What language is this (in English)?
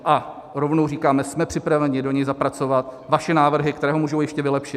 Czech